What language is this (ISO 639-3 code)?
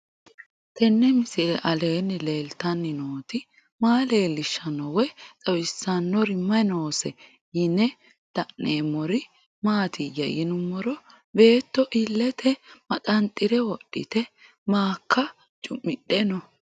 sid